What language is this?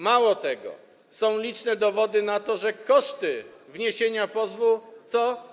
Polish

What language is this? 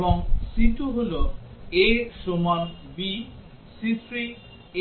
Bangla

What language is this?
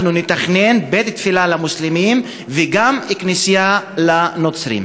Hebrew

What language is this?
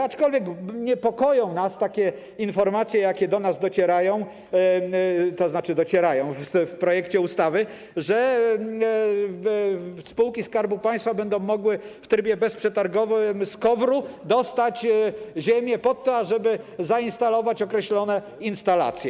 Polish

